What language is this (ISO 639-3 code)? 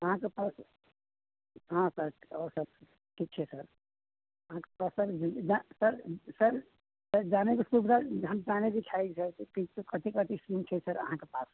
mai